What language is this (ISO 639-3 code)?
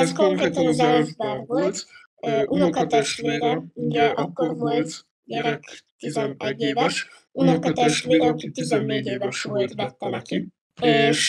hun